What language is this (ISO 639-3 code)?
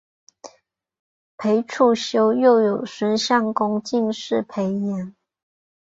zho